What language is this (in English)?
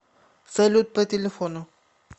Russian